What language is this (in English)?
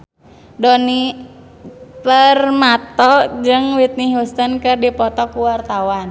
Sundanese